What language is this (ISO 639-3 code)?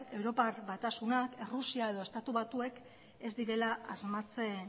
eus